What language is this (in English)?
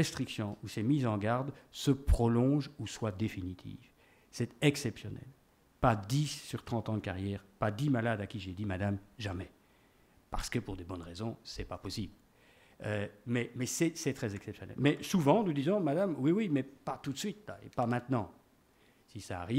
French